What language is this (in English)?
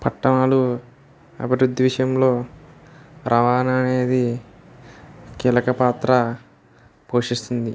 Telugu